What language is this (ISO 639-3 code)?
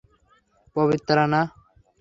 ben